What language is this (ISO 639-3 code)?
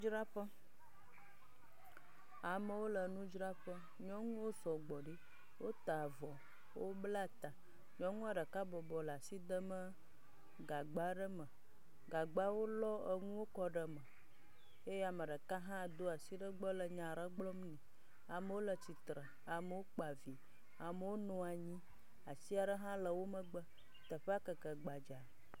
ewe